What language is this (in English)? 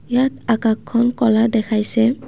Assamese